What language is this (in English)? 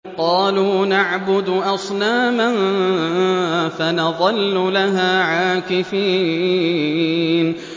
Arabic